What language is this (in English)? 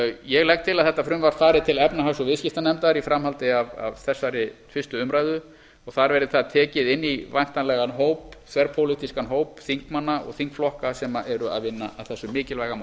Icelandic